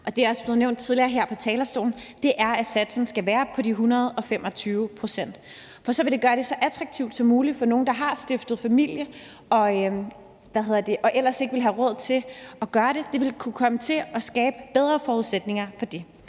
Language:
Danish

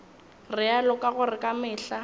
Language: Northern Sotho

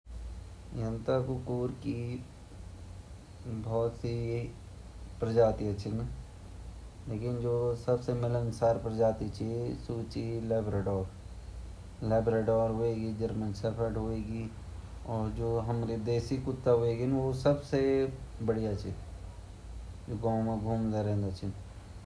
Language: Garhwali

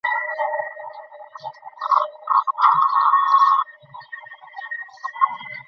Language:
Bangla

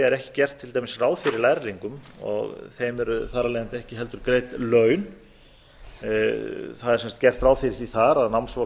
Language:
Icelandic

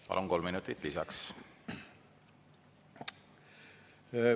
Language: Estonian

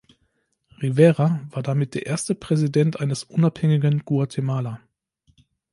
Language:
German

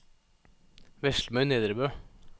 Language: Norwegian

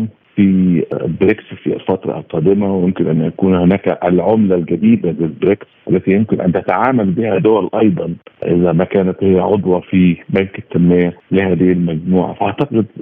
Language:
Arabic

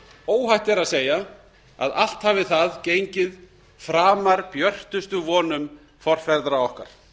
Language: Icelandic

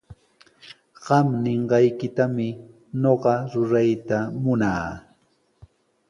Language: Sihuas Ancash Quechua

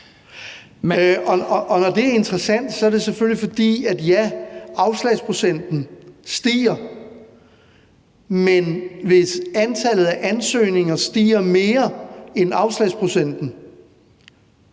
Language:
Danish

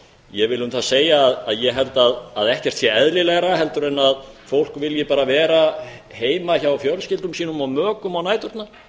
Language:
Icelandic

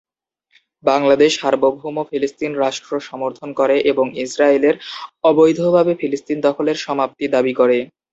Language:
Bangla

